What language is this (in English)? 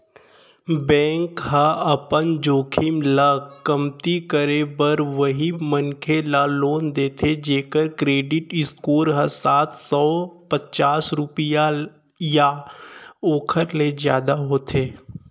Chhattisgarhi